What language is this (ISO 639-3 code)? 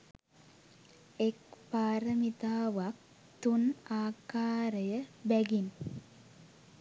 sin